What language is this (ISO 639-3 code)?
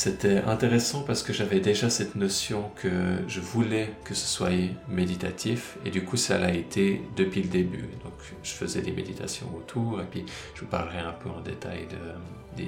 fra